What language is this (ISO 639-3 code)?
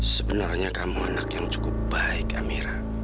ind